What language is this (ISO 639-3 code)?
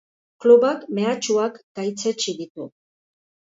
eus